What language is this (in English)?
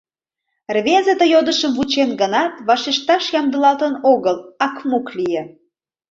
Mari